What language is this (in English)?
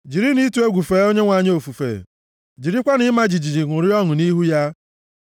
Igbo